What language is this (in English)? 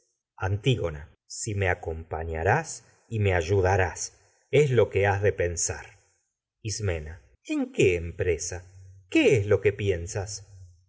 Spanish